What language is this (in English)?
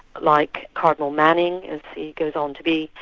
English